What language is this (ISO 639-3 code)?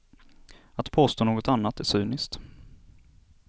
swe